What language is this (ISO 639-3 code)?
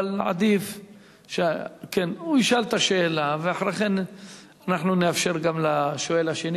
heb